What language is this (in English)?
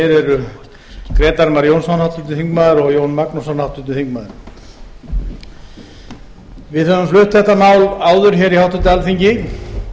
Icelandic